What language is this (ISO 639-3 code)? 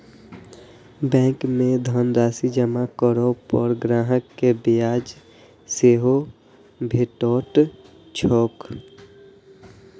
mai